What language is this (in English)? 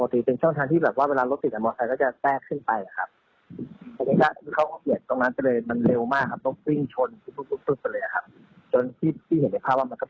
Thai